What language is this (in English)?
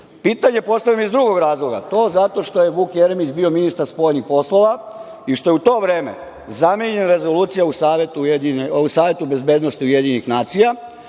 Serbian